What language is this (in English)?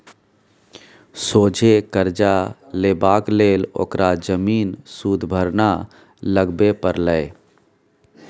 Maithili